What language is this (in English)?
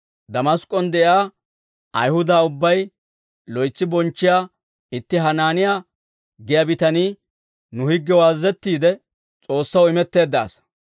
Dawro